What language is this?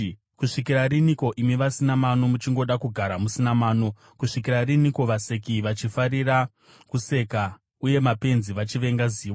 Shona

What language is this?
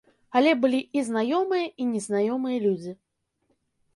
Belarusian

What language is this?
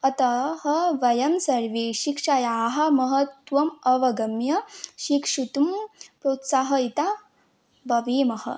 Sanskrit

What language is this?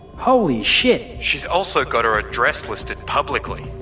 English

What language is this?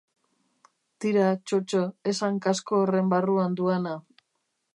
Basque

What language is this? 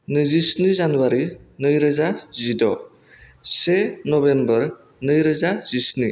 Bodo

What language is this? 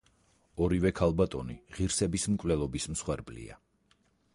Georgian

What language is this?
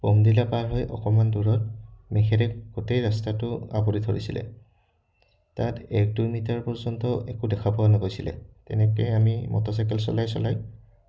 Assamese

